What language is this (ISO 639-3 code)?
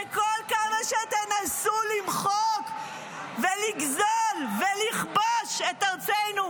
heb